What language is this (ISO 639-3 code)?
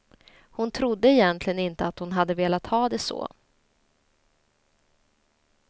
swe